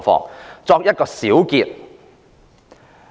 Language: Cantonese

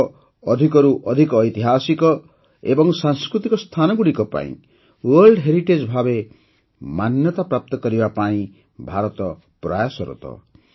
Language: Odia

